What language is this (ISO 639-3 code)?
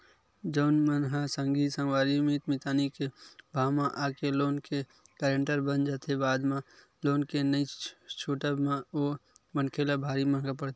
hne